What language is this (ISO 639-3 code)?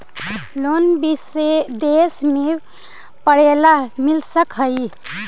mag